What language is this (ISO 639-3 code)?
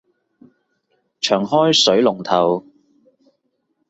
yue